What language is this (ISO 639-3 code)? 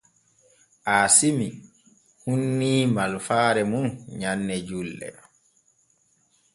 fue